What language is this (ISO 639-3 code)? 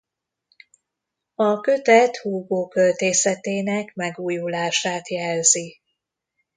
hun